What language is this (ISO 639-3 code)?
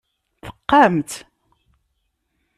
kab